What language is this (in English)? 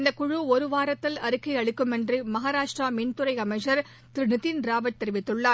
Tamil